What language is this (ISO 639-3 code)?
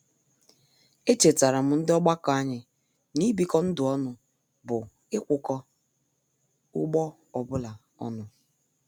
ibo